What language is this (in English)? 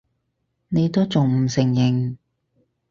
Cantonese